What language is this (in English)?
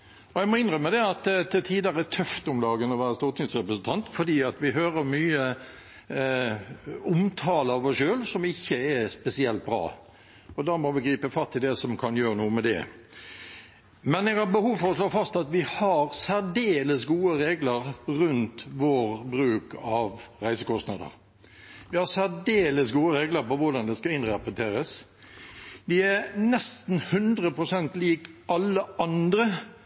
Norwegian Bokmål